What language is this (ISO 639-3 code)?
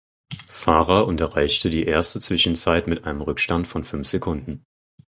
deu